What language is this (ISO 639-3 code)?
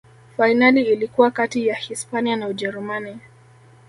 swa